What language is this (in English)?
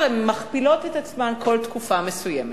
Hebrew